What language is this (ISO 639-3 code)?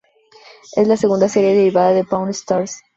spa